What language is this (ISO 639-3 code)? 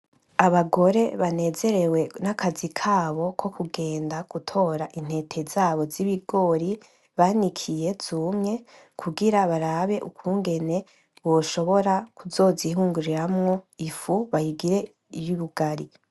run